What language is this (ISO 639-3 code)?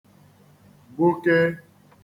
ibo